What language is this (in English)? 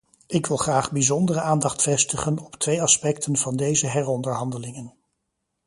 Dutch